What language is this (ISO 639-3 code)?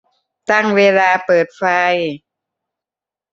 tha